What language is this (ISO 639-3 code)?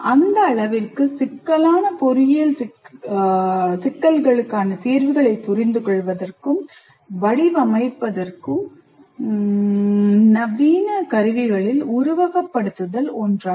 tam